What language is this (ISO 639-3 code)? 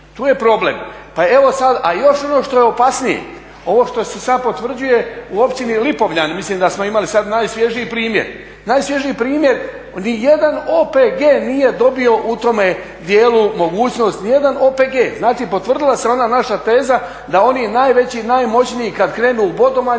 hrv